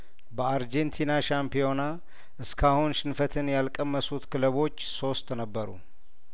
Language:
Amharic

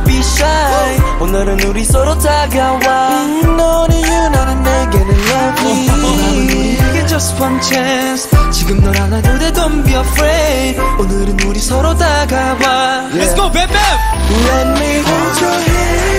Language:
Korean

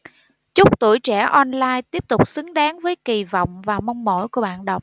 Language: Vietnamese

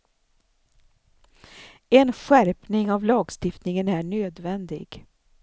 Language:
Swedish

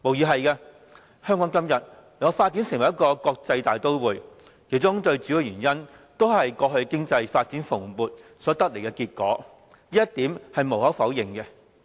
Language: Cantonese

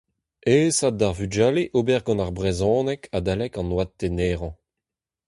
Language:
Breton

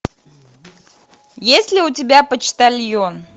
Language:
Russian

